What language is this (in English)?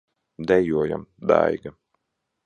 Latvian